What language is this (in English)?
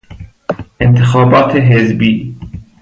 Persian